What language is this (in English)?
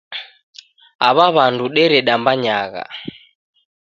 Taita